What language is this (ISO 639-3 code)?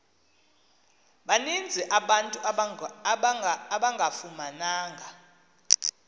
xho